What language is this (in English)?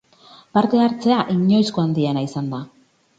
Basque